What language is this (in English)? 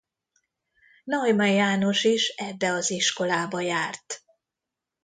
Hungarian